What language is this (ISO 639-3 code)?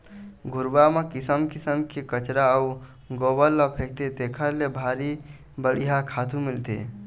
hne